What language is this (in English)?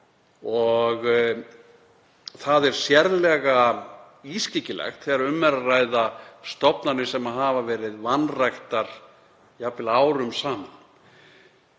Icelandic